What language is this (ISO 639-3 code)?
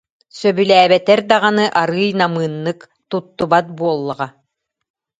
sah